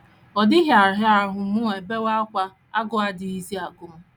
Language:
Igbo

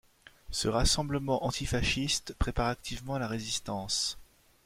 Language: French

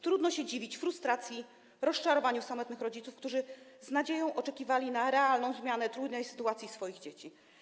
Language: Polish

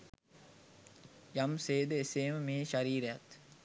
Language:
Sinhala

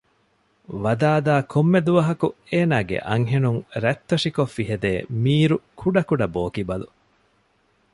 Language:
Divehi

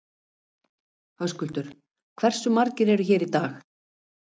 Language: Icelandic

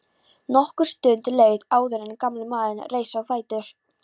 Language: Icelandic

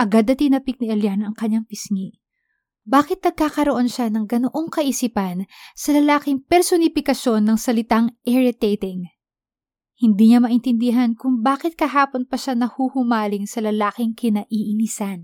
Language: Filipino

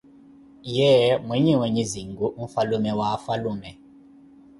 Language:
Koti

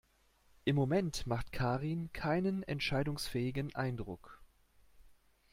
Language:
German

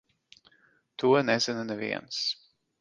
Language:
Latvian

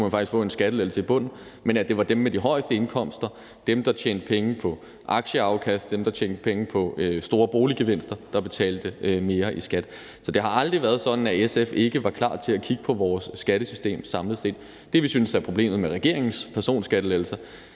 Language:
Danish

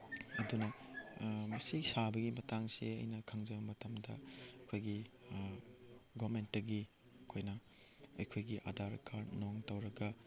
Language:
Manipuri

